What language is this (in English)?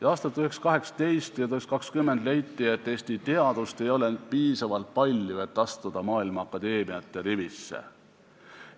Estonian